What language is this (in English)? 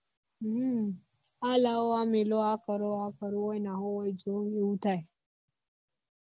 Gujarati